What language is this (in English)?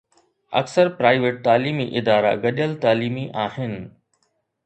Sindhi